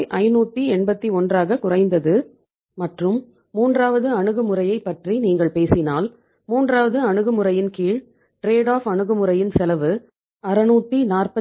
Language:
Tamil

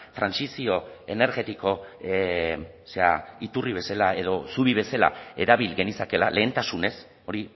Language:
Basque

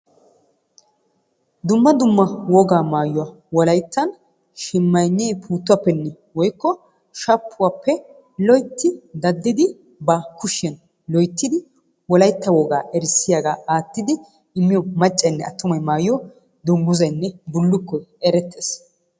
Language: Wolaytta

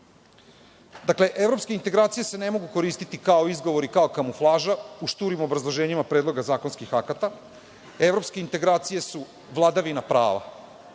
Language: Serbian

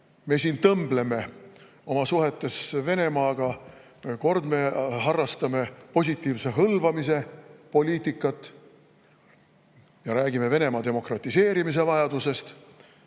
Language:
Estonian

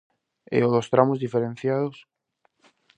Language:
Galician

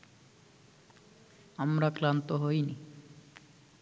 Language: Bangla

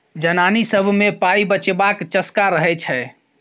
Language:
Maithili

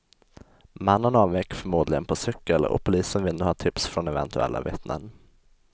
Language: Swedish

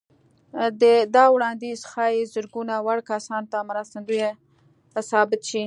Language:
Pashto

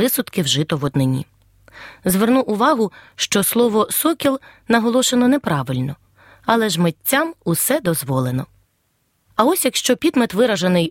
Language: Ukrainian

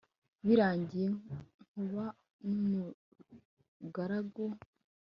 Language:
Kinyarwanda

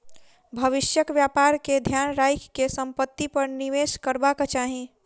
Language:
Maithili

